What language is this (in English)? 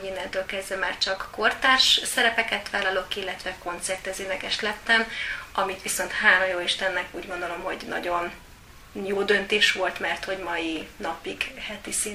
Hungarian